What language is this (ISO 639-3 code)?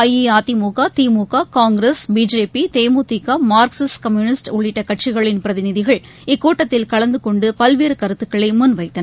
tam